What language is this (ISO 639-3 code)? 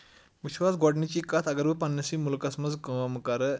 kas